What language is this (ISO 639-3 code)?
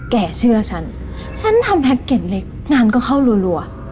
tha